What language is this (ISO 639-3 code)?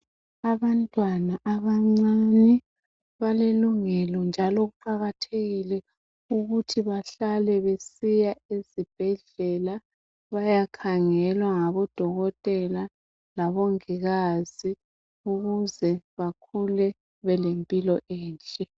nde